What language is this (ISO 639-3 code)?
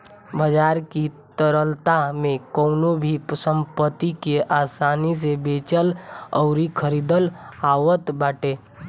bho